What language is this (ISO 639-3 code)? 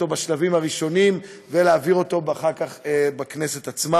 heb